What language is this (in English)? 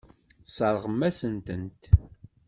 Kabyle